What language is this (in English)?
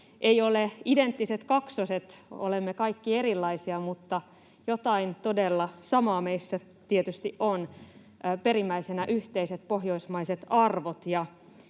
Finnish